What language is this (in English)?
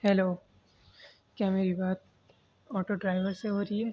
Urdu